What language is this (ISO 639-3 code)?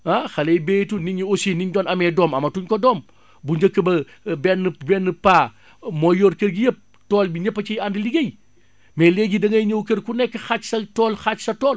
wol